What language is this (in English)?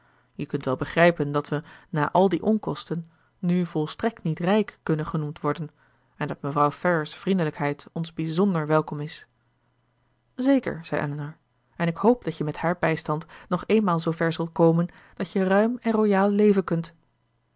Dutch